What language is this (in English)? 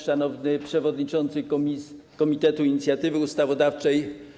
Polish